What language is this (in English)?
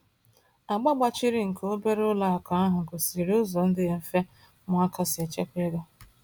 Igbo